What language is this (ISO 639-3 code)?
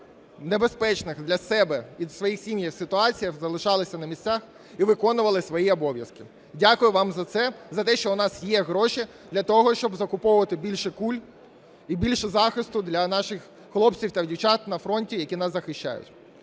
ukr